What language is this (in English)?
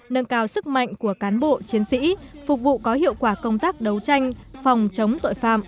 Vietnamese